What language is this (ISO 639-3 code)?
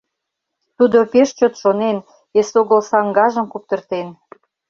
chm